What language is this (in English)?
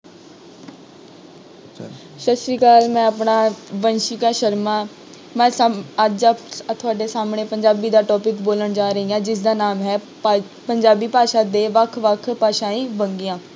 Punjabi